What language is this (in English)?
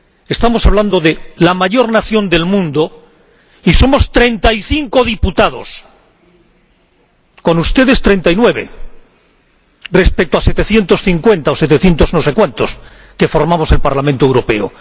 Spanish